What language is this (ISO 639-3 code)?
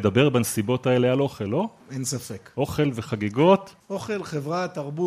heb